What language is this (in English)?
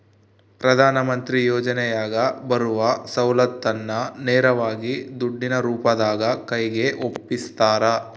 Kannada